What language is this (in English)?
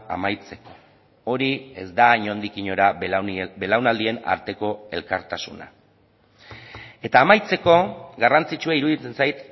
Basque